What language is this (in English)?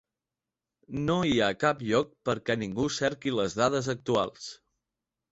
Catalan